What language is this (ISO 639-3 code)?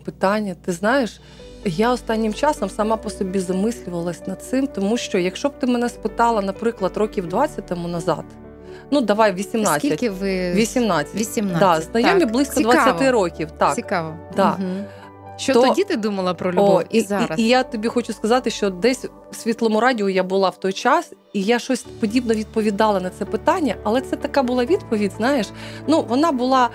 ukr